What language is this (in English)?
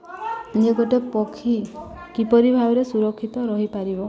Odia